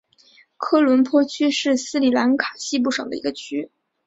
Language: Chinese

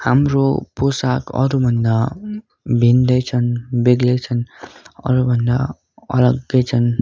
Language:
Nepali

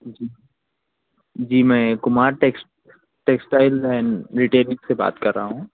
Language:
Urdu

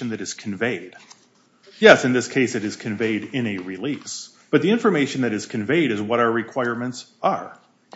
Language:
English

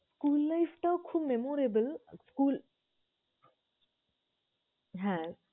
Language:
Bangla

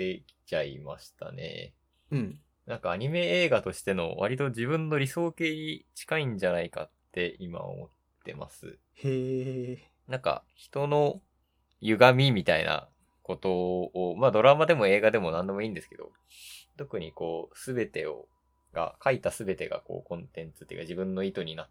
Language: Japanese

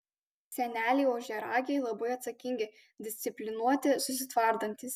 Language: Lithuanian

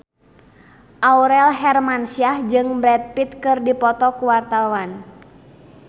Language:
Sundanese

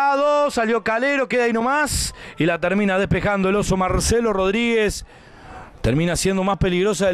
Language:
Spanish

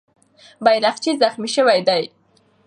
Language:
Pashto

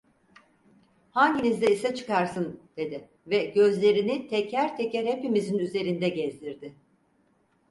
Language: Turkish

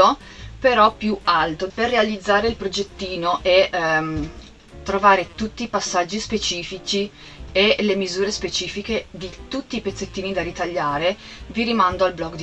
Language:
Italian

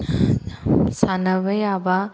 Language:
Manipuri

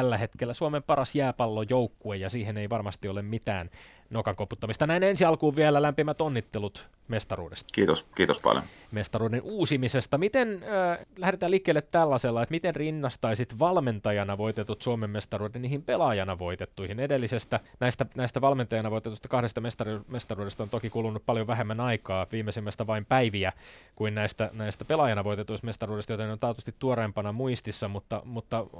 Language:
Finnish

